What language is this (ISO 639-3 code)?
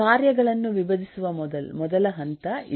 kan